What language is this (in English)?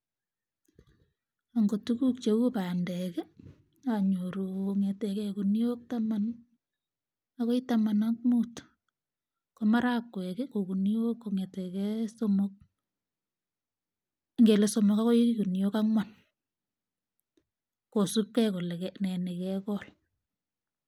Kalenjin